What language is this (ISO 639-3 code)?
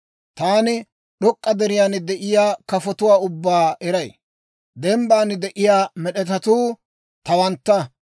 dwr